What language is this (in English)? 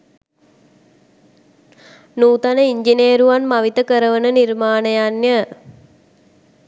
Sinhala